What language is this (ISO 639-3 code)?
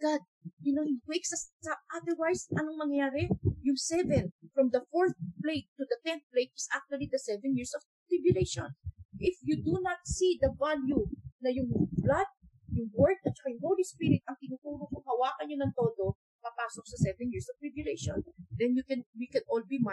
fil